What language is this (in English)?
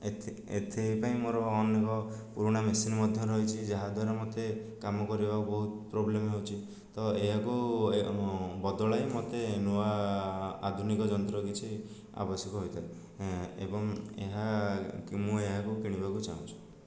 Odia